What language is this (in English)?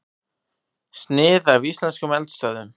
Icelandic